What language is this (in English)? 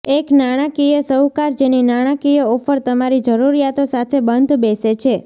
Gujarati